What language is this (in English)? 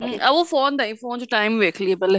Punjabi